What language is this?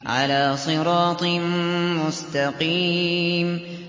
Arabic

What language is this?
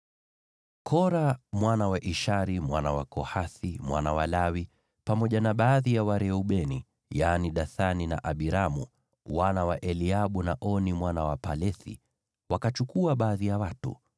Swahili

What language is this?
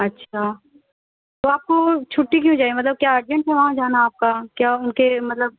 Urdu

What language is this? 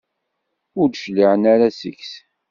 Kabyle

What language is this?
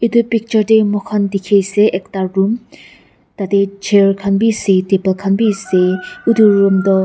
Naga Pidgin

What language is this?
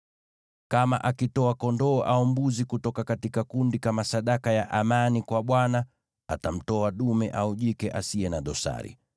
Swahili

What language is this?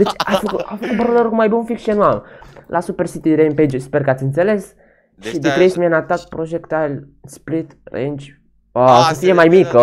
Romanian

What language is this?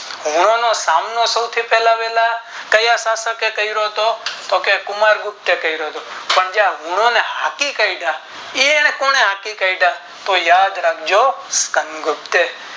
Gujarati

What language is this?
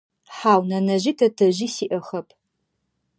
Adyghe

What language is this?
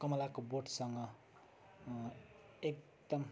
Nepali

